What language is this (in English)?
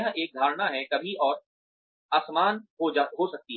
Hindi